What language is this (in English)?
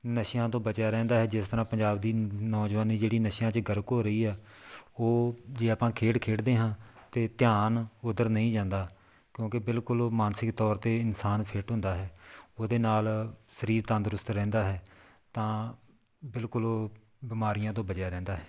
Punjabi